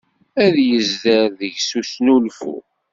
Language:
Kabyle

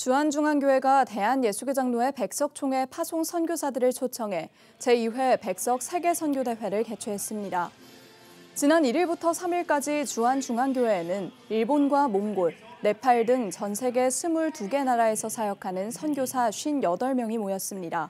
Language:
Korean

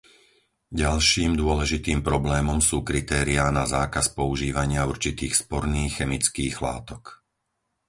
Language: Slovak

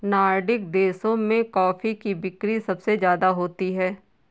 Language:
Hindi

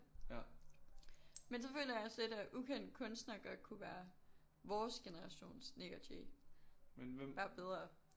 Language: Danish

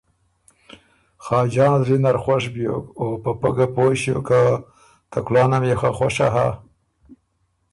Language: Ormuri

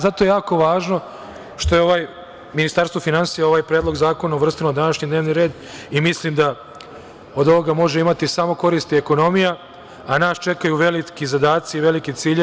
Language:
Serbian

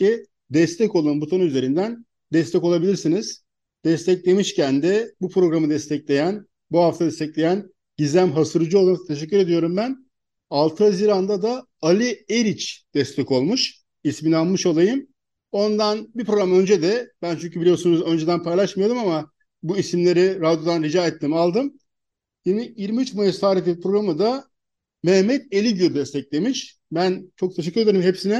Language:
Turkish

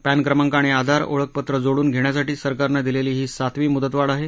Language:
Marathi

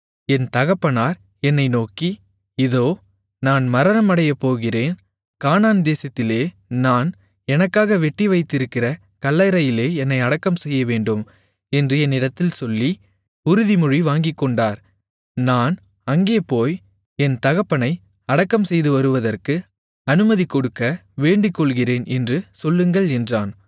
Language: Tamil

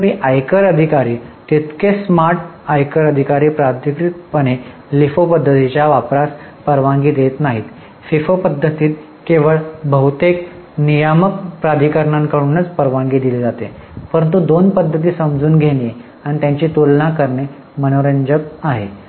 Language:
Marathi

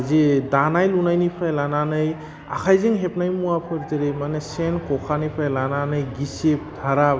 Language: Bodo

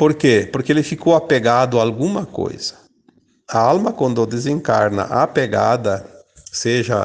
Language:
Portuguese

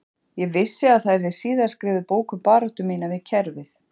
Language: Icelandic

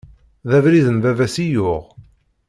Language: Kabyle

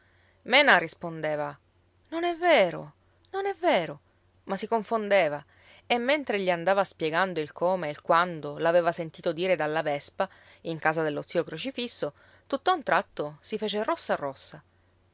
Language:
Italian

